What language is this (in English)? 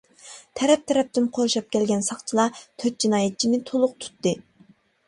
Uyghur